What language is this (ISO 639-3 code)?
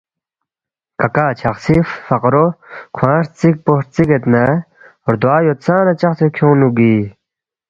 bft